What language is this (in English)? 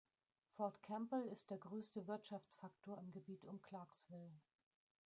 German